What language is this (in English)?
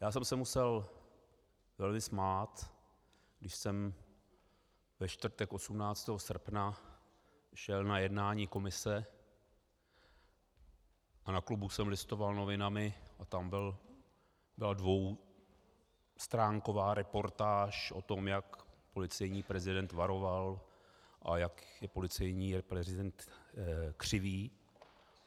Czech